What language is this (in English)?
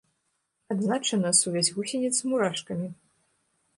Belarusian